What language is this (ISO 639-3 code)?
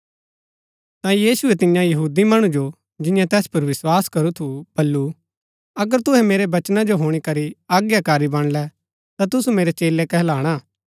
gbk